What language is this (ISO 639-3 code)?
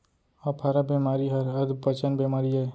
hne